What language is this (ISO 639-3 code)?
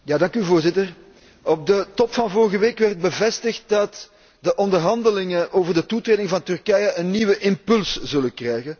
nld